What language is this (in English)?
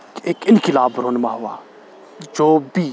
Urdu